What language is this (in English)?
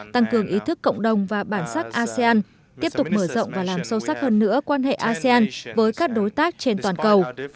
Vietnamese